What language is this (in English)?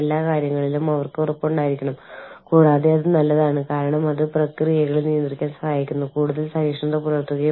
Malayalam